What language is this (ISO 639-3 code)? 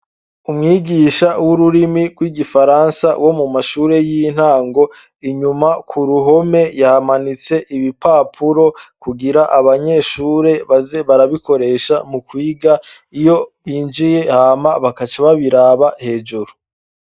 run